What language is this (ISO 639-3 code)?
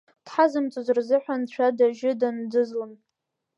abk